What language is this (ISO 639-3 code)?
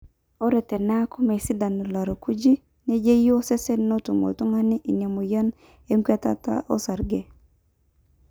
mas